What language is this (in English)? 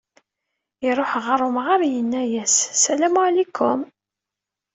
Kabyle